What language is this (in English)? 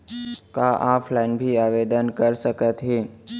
Chhattisgarhi